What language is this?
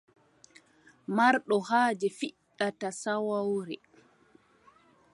Adamawa Fulfulde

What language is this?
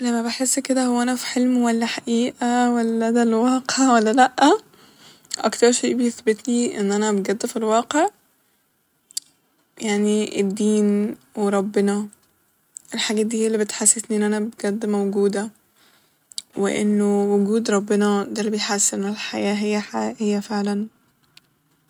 Egyptian Arabic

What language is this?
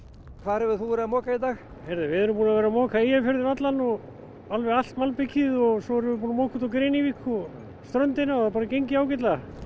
Icelandic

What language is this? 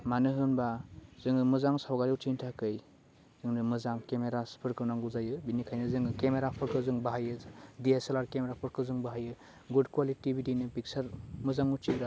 Bodo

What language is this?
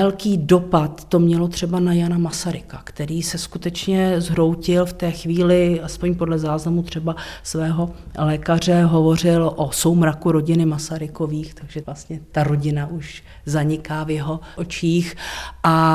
Czech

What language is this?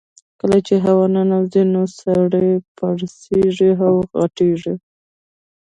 Pashto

